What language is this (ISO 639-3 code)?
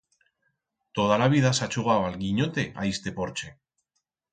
arg